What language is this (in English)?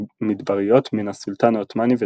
Hebrew